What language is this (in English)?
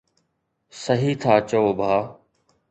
Sindhi